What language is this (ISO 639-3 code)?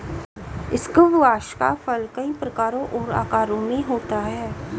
hin